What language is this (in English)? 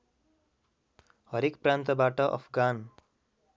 Nepali